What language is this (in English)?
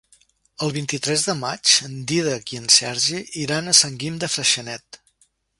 Catalan